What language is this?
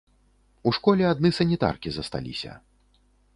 Belarusian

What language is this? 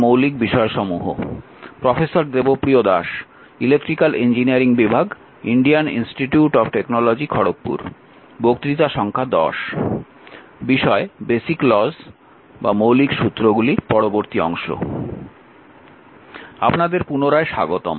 Bangla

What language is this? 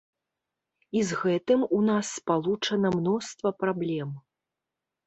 Belarusian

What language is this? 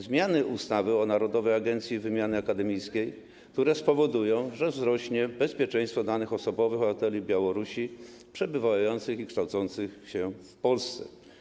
Polish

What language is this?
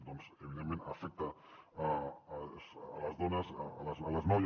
Catalan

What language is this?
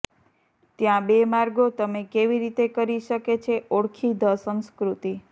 Gujarati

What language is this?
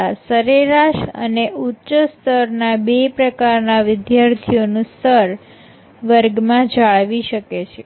Gujarati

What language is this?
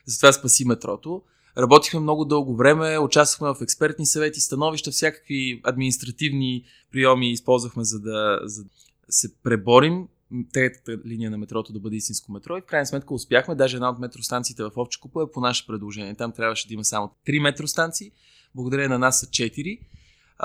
Bulgarian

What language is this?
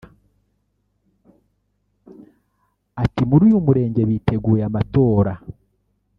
Kinyarwanda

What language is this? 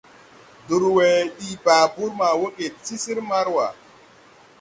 Tupuri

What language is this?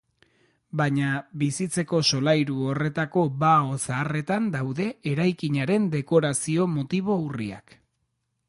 Basque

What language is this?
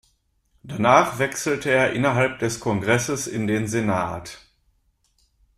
German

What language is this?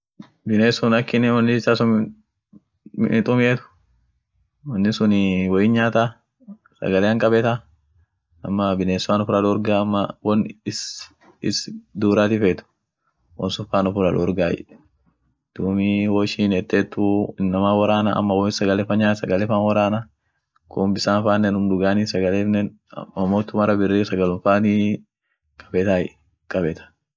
Orma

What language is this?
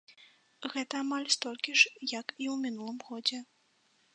Belarusian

